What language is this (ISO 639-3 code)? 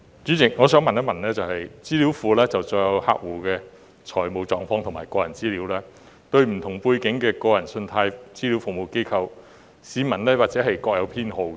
yue